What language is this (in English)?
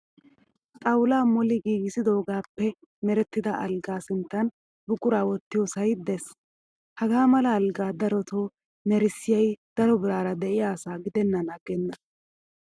Wolaytta